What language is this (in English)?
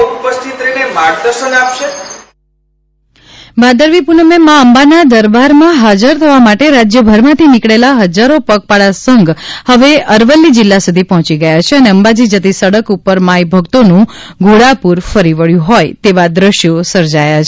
Gujarati